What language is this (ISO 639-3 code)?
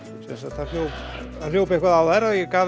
isl